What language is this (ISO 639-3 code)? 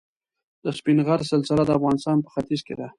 pus